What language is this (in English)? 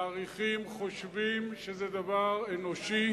Hebrew